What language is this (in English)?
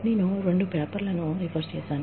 Telugu